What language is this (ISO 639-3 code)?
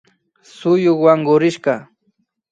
qvi